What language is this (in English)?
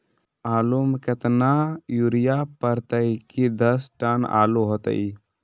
Magahi